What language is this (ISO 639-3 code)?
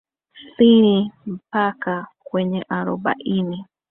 swa